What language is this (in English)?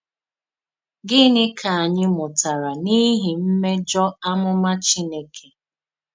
Igbo